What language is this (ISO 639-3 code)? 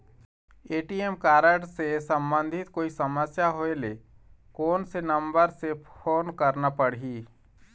hne